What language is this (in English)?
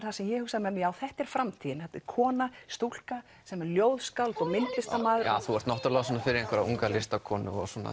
Icelandic